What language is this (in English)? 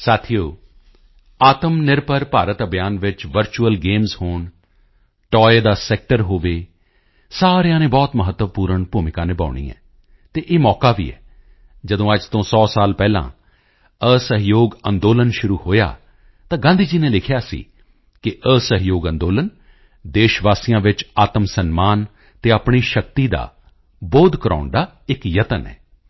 Punjabi